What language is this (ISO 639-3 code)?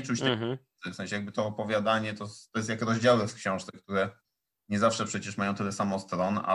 pol